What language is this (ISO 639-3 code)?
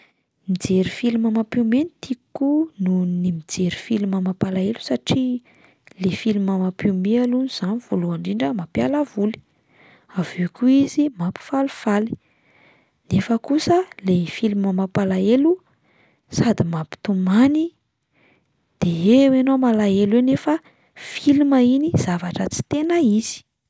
mlg